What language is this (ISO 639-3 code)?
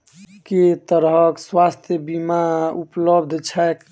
mai